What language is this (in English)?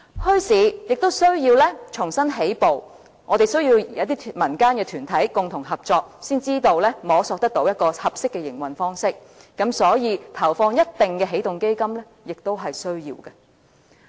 Cantonese